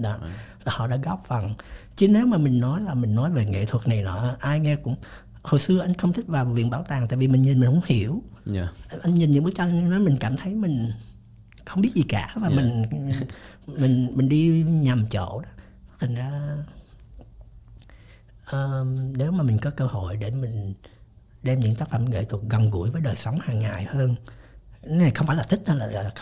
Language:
Vietnamese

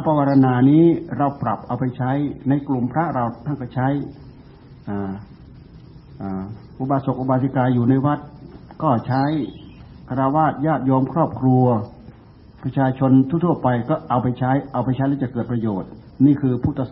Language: Thai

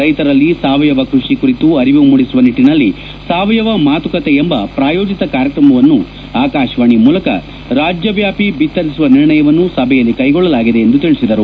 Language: Kannada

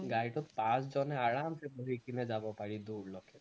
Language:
Assamese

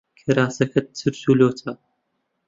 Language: Central Kurdish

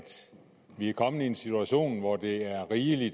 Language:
Danish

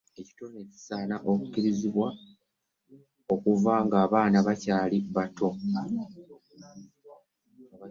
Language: Ganda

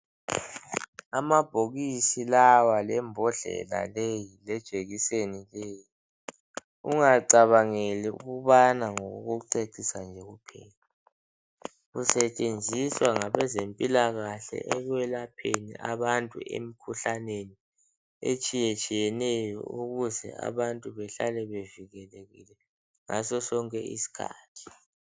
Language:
North Ndebele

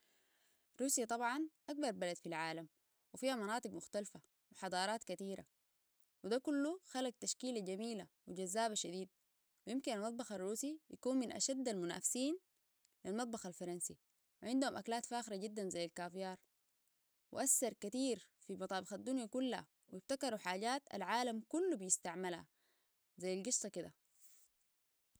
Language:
Sudanese Arabic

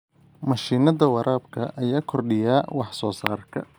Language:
Somali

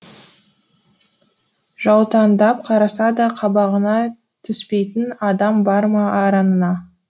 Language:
Kazakh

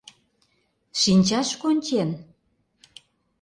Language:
Mari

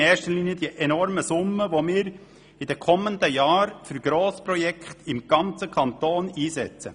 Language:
Swiss German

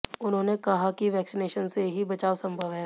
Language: Hindi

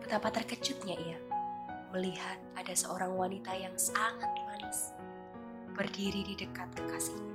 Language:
Indonesian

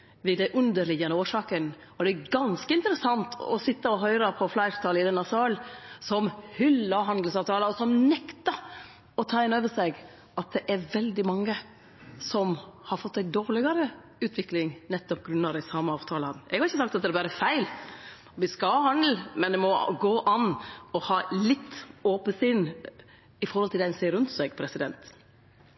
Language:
Norwegian Nynorsk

